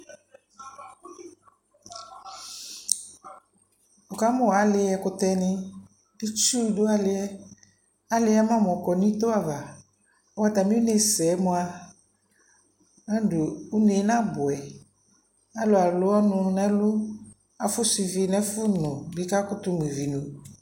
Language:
Ikposo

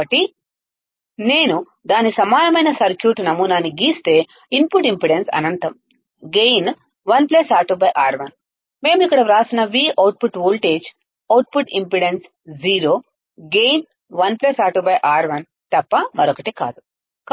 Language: Telugu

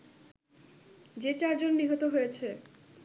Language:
Bangla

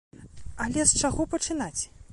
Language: Belarusian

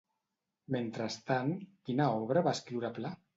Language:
Catalan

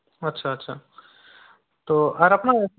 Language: Bangla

